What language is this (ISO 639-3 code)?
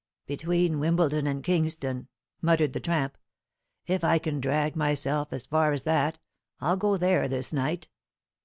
eng